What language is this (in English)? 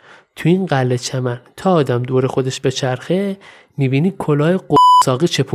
Persian